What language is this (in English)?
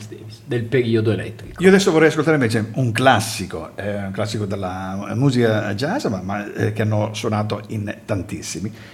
Italian